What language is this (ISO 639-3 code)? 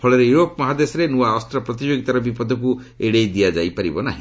ori